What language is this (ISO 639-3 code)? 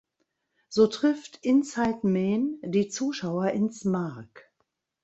deu